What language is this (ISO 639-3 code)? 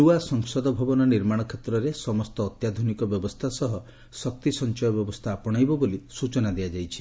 ori